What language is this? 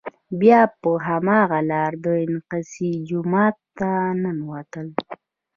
Pashto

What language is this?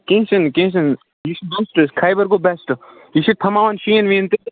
Kashmiri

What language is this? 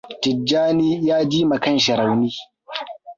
Hausa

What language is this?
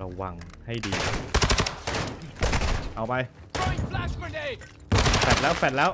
Thai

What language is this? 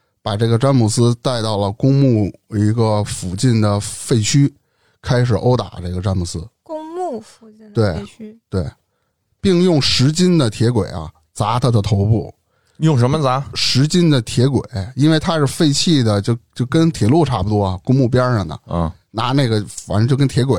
Chinese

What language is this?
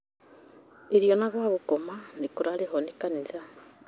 Kikuyu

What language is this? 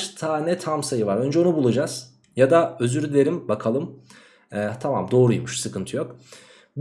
Turkish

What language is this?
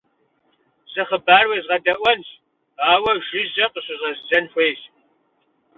Kabardian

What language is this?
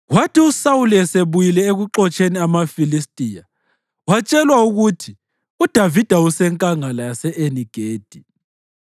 North Ndebele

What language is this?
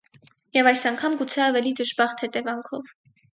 Armenian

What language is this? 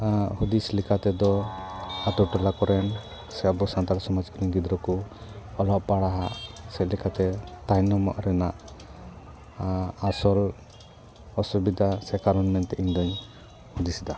Santali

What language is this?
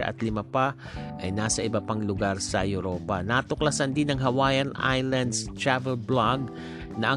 Filipino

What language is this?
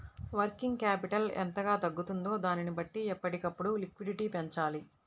Telugu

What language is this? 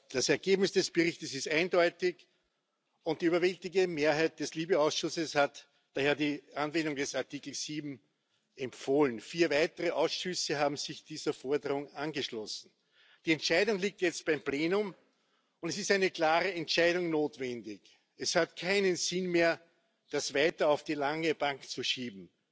German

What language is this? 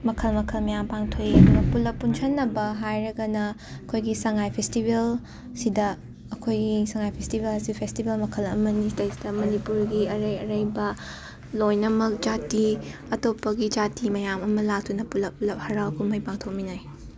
Manipuri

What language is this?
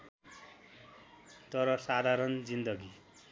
Nepali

